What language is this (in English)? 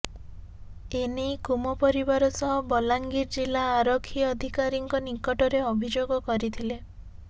Odia